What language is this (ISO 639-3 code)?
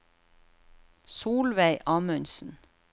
nor